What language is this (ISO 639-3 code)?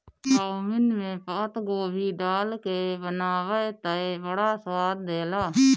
bho